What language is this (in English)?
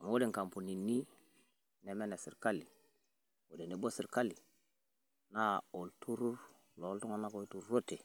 Masai